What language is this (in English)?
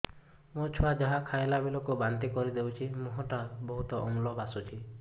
Odia